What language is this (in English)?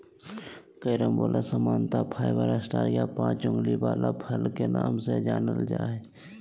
Magahi